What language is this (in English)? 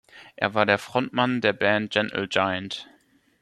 German